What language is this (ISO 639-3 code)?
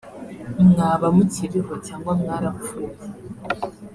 kin